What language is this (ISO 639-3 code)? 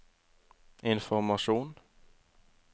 nor